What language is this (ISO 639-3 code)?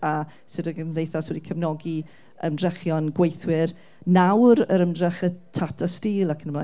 cym